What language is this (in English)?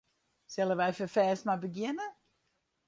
Western Frisian